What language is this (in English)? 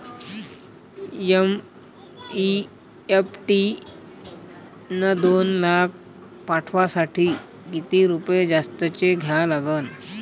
Marathi